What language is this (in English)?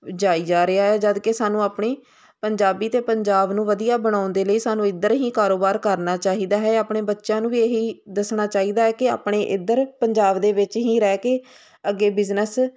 Punjabi